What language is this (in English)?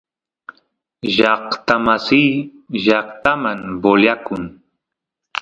Santiago del Estero Quichua